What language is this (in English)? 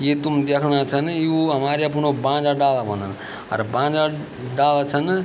Garhwali